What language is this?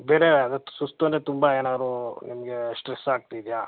Kannada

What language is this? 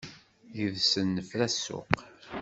Kabyle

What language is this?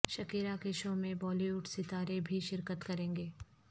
Urdu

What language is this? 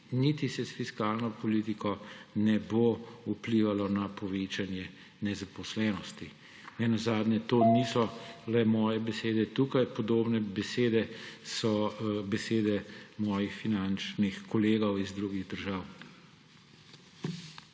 Slovenian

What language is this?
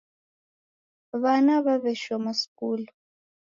Taita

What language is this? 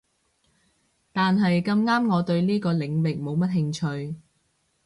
Cantonese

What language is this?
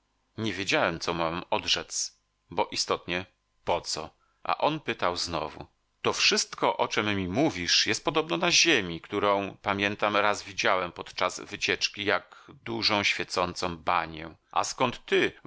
Polish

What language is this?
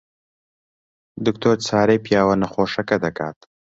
Central Kurdish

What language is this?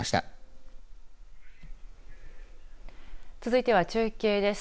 Japanese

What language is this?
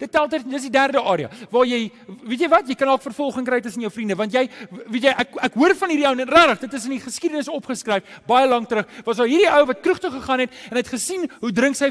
Dutch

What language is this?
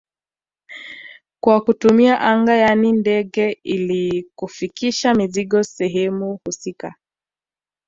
Swahili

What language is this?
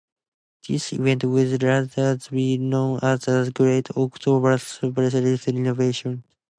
English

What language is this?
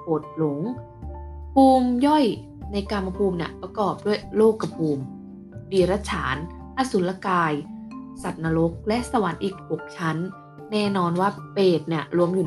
Thai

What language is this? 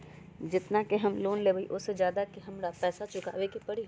Magahi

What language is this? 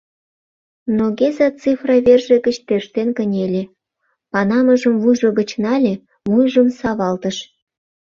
Mari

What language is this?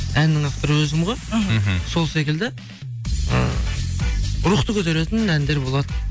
Kazakh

